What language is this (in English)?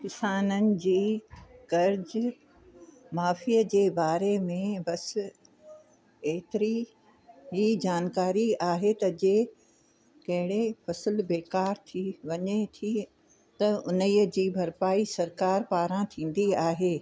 Sindhi